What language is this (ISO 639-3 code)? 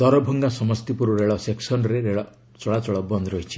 ori